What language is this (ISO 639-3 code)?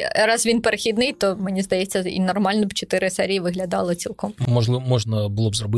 ukr